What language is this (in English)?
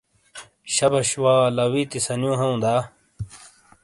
Shina